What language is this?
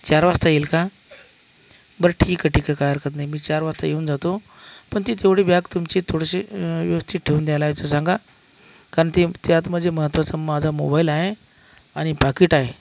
Marathi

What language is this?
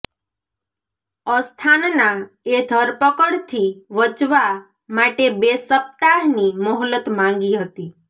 Gujarati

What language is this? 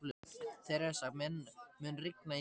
Icelandic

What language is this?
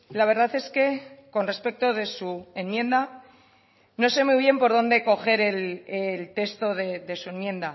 Spanish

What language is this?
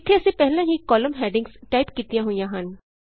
Punjabi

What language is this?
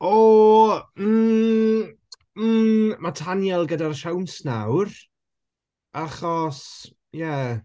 Welsh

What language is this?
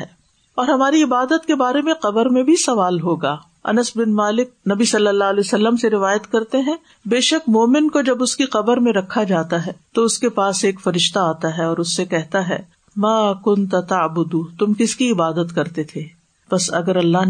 Urdu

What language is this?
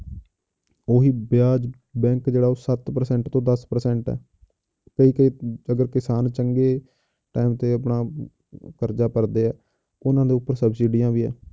Punjabi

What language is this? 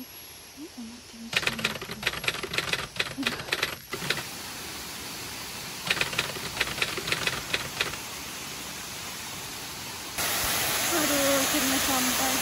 Indonesian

